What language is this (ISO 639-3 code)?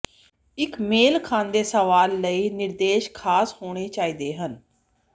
pan